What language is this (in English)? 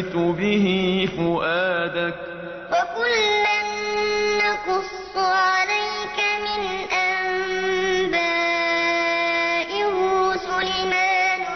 Arabic